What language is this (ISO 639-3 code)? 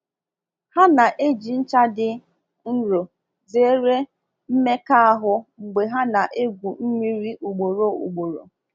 ibo